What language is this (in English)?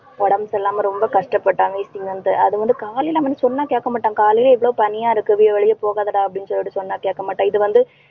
Tamil